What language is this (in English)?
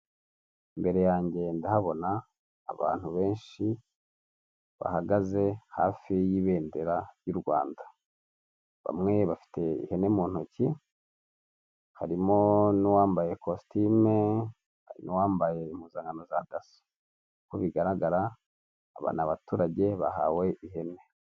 Kinyarwanda